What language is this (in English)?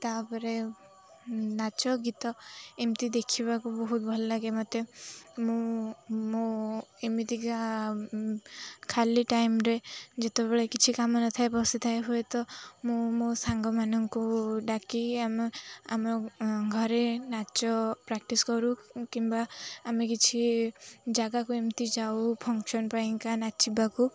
Odia